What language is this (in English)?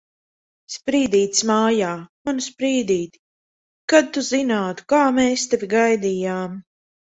Latvian